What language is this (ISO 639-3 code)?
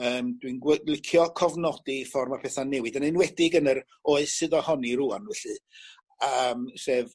cym